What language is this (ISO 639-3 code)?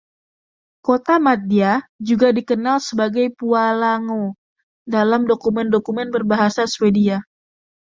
ind